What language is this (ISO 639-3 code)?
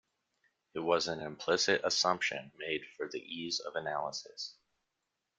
eng